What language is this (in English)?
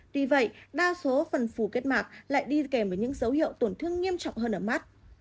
Vietnamese